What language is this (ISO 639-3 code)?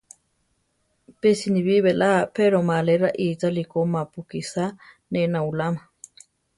tar